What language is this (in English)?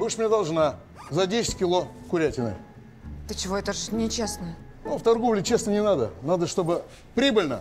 Russian